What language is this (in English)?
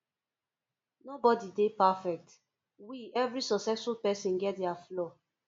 Nigerian Pidgin